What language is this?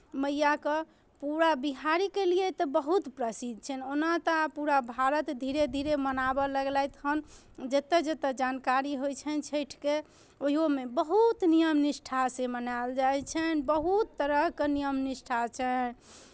Maithili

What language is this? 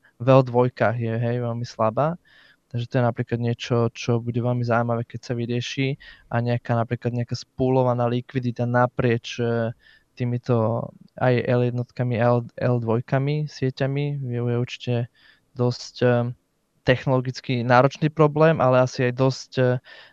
Slovak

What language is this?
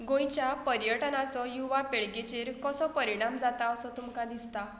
Konkani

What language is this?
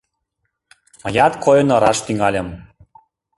Mari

